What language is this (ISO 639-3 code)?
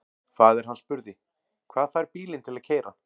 isl